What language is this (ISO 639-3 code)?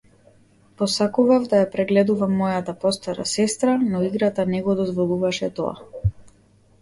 mkd